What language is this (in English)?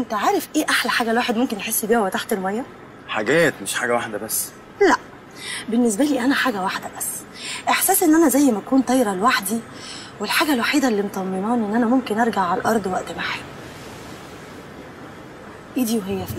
Arabic